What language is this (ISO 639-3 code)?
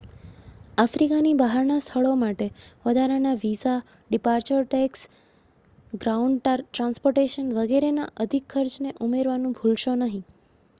guj